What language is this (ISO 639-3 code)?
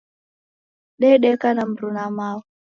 dav